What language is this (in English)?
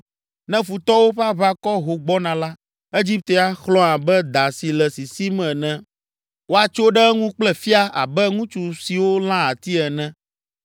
Ewe